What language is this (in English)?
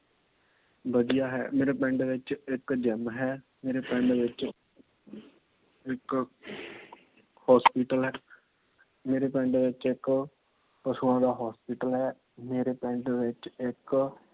Punjabi